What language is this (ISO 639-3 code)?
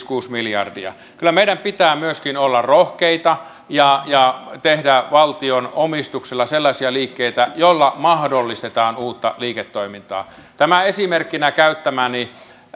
fin